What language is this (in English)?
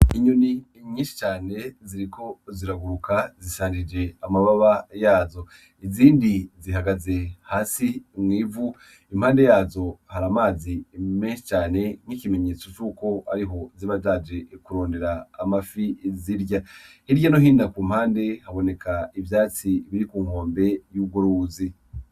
Rundi